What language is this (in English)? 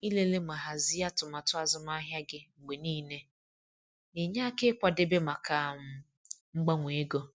Igbo